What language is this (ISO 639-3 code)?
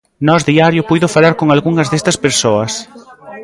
glg